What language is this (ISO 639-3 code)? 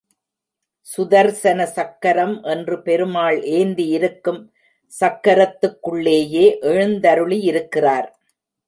tam